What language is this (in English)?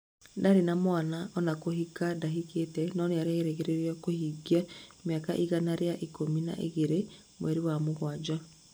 Kikuyu